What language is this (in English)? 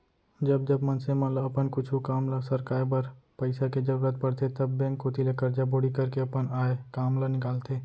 Chhattisgarhi